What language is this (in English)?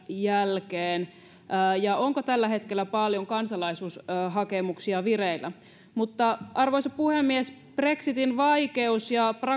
Finnish